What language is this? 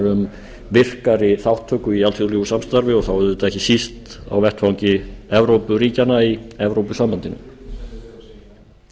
Icelandic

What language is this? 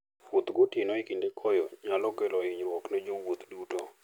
Luo (Kenya and Tanzania)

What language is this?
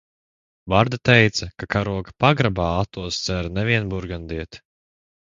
Latvian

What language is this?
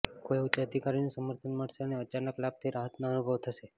Gujarati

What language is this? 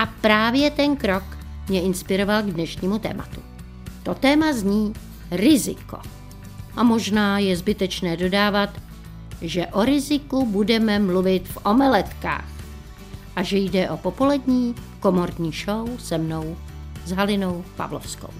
Czech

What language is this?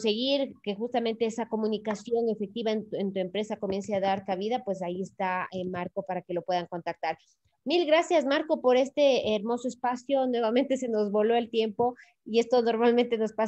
Spanish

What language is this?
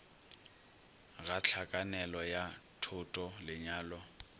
Northern Sotho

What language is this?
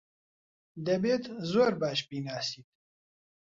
Central Kurdish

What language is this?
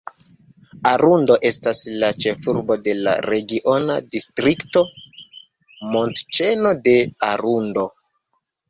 Esperanto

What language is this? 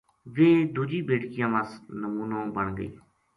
Gujari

